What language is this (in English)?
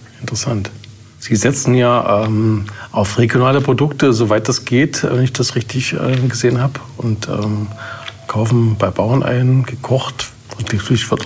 German